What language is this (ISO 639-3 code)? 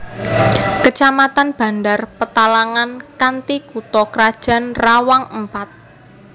jav